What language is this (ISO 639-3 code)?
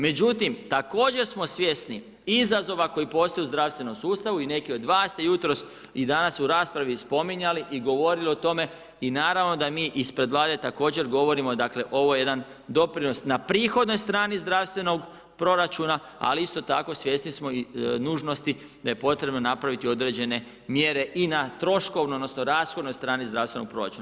hrv